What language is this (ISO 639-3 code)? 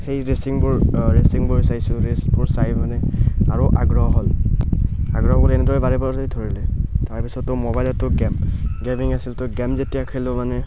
asm